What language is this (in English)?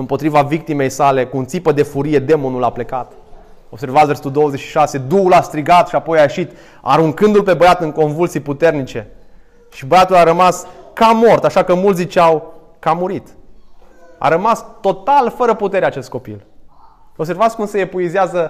Romanian